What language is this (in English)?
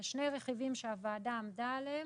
Hebrew